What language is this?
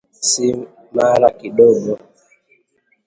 Swahili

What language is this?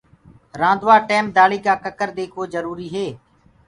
Gurgula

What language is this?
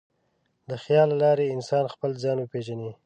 Pashto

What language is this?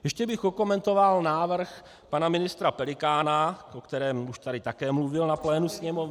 Czech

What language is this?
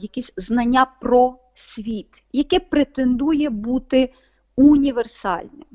Ukrainian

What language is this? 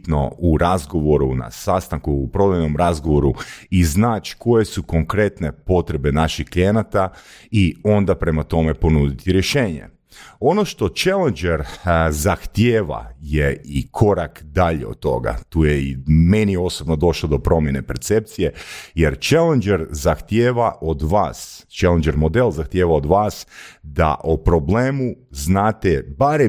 Croatian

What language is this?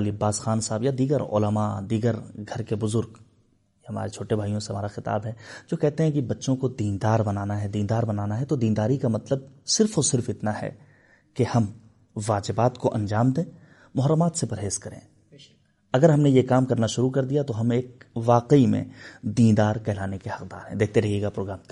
Urdu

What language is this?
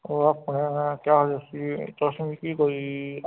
Dogri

